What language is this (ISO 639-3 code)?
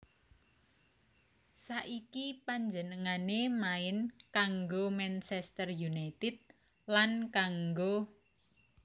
jav